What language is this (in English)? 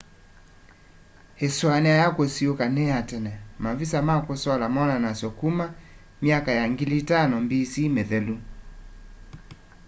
Kamba